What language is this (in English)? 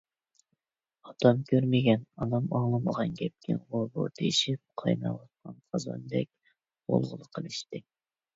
Uyghur